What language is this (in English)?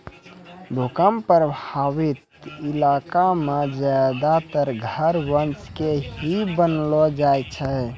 Maithili